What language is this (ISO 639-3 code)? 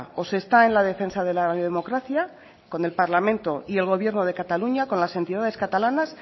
spa